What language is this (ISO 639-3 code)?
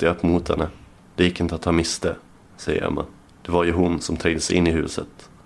swe